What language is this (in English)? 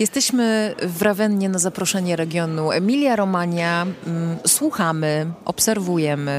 Polish